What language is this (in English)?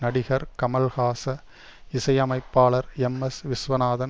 Tamil